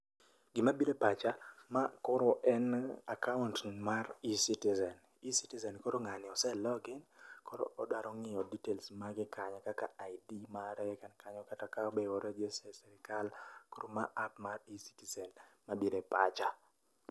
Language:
Luo (Kenya and Tanzania)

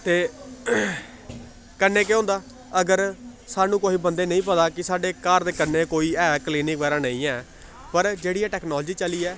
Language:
Dogri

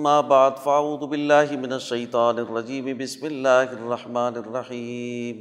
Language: Urdu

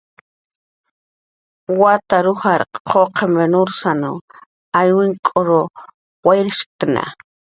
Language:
Jaqaru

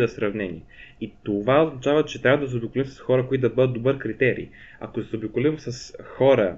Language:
Bulgarian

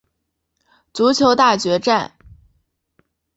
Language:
Chinese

